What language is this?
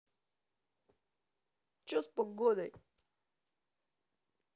Russian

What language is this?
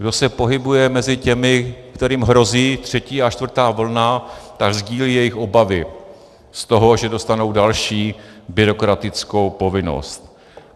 Czech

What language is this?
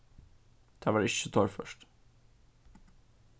Faroese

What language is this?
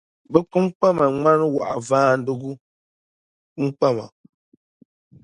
Dagbani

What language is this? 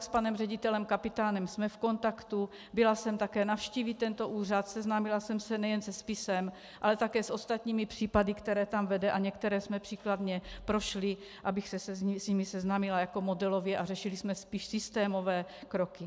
Czech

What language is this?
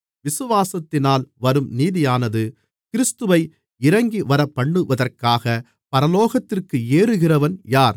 Tamil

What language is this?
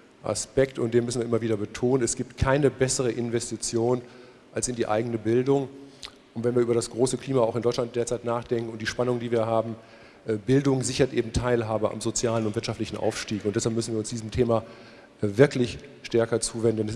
German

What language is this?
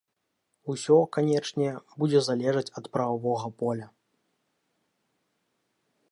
Belarusian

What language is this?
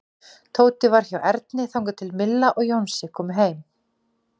Icelandic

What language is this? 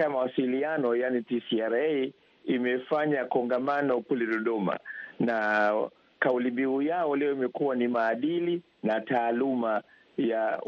Swahili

